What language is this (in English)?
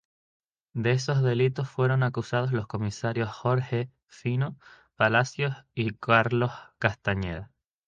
Spanish